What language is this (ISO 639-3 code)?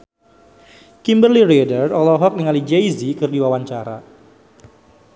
sun